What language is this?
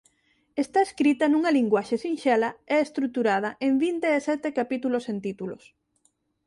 Galician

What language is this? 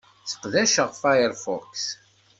Kabyle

